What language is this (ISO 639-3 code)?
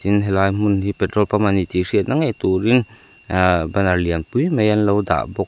lus